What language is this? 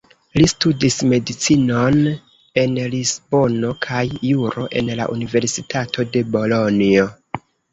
Esperanto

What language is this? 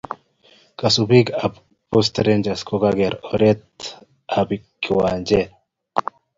Kalenjin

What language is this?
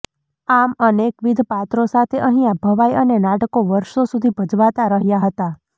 Gujarati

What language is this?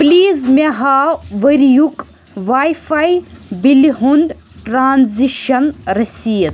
Kashmiri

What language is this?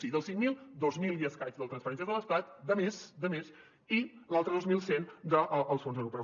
Catalan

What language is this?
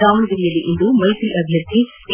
Kannada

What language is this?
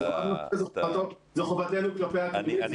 Hebrew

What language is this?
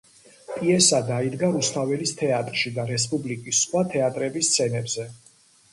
Georgian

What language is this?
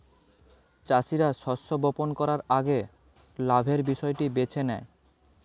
Bangla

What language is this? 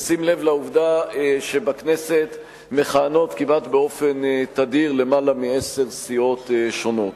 Hebrew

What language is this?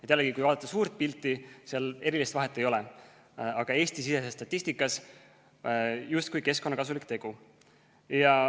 Estonian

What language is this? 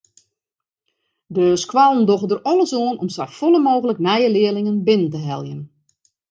Western Frisian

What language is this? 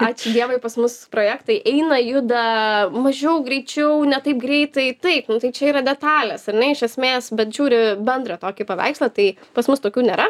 Lithuanian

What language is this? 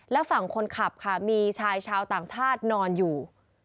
Thai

